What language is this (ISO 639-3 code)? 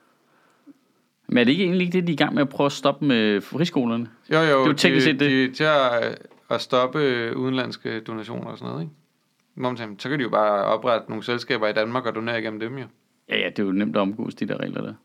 dan